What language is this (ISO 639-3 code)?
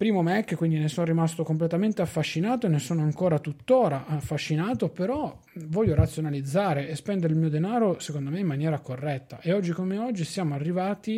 ita